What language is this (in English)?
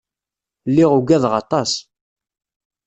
Kabyle